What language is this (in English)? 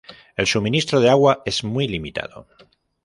Spanish